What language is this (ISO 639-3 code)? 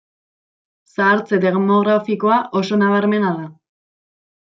eus